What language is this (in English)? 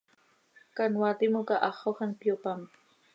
Seri